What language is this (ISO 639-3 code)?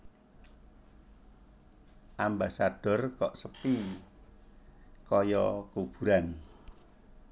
jav